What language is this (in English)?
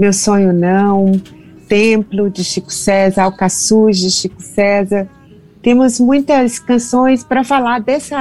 Portuguese